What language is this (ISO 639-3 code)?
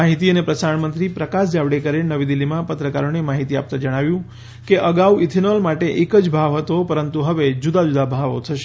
guj